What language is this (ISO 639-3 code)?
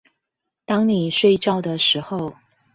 zho